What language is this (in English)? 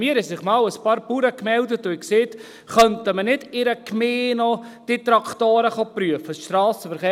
Swiss German